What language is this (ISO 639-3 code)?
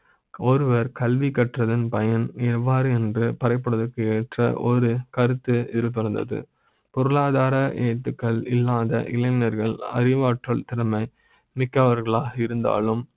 tam